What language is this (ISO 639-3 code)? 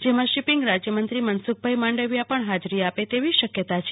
guj